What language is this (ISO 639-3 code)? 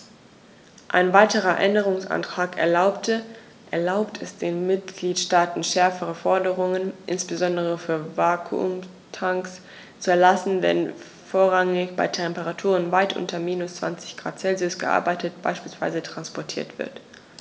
deu